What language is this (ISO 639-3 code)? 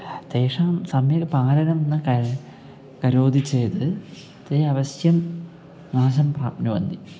san